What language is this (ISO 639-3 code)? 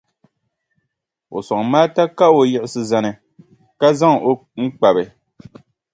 dag